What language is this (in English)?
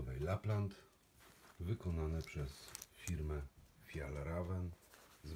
Polish